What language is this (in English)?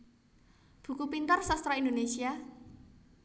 Javanese